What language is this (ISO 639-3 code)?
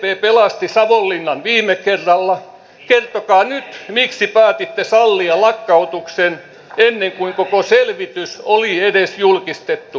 fin